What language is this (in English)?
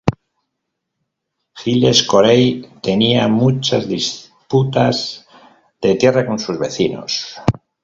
Spanish